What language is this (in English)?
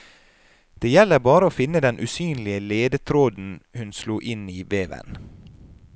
Norwegian